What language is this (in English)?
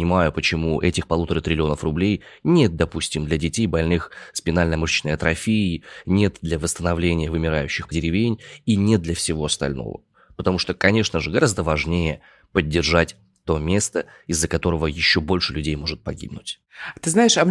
Russian